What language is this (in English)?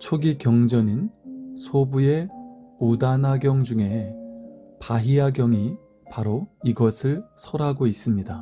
Korean